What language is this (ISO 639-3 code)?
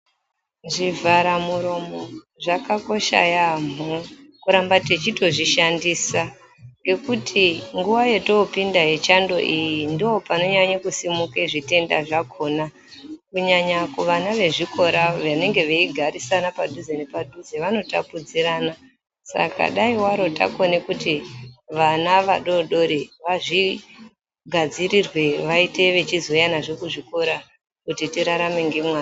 ndc